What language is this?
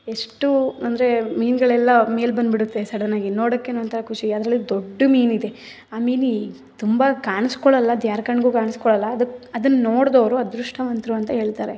Kannada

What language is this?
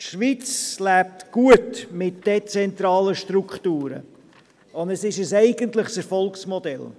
Swiss German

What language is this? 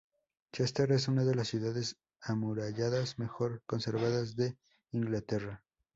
Spanish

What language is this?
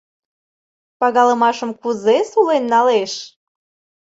Mari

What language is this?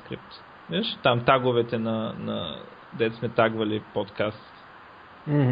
Bulgarian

